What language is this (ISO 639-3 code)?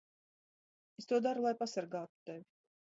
lav